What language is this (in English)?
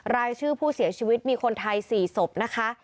Thai